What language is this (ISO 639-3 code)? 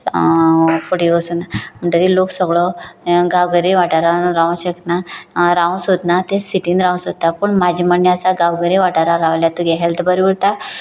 kok